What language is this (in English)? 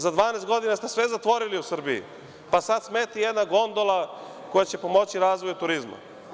Serbian